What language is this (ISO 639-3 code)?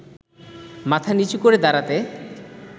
ben